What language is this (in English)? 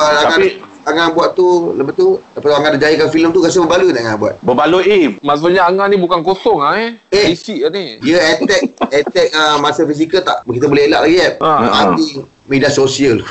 Malay